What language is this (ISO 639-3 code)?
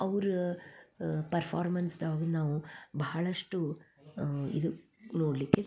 kan